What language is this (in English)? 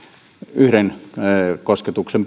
Finnish